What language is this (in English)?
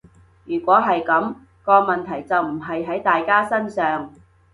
Cantonese